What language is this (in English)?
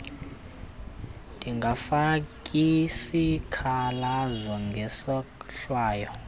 Xhosa